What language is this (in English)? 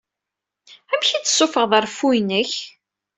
Kabyle